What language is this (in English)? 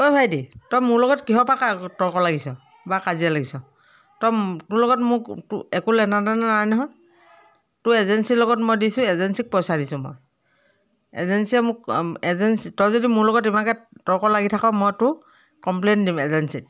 Assamese